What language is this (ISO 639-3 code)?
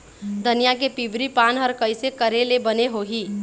hne